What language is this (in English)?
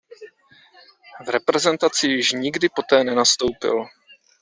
Czech